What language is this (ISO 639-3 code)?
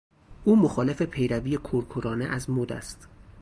fas